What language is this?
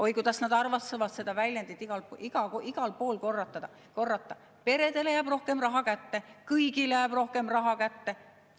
Estonian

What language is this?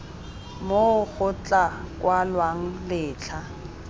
Tswana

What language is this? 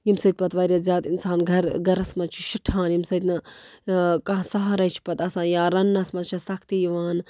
Kashmiri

